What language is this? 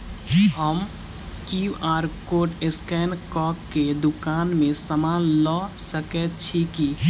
Maithili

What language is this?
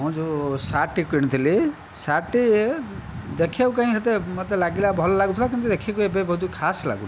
Odia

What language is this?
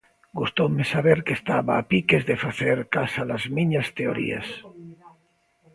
Galician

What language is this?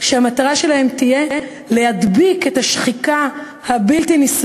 Hebrew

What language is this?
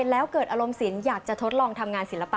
Thai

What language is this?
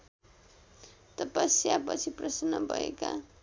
Nepali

